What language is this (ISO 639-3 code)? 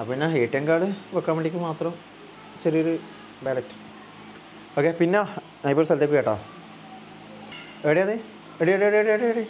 mal